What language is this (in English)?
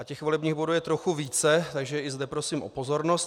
Czech